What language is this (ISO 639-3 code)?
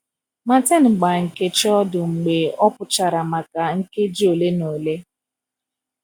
ibo